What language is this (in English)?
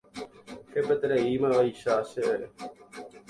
Guarani